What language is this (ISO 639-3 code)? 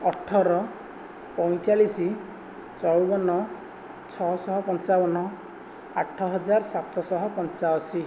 ori